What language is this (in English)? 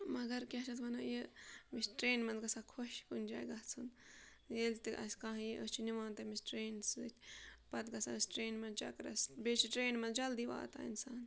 Kashmiri